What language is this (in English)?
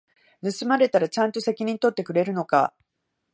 Japanese